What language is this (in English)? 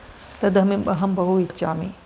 Sanskrit